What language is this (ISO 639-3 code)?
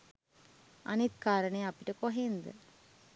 sin